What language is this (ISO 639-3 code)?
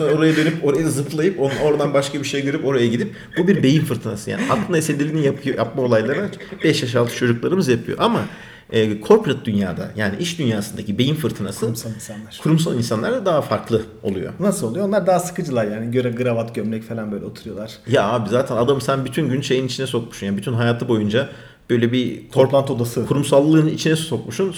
tur